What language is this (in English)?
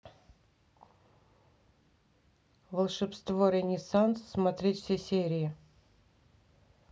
Russian